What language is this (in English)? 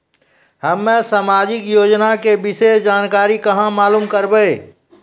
Maithili